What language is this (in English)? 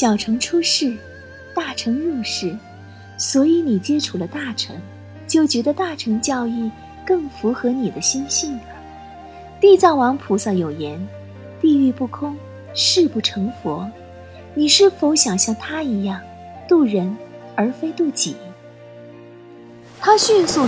Chinese